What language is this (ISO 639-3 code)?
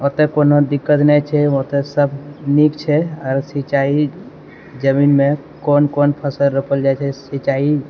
mai